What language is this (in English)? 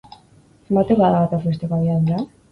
Basque